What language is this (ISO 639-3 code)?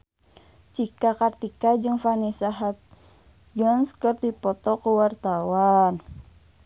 sun